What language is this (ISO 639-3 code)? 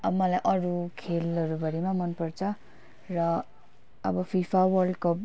nep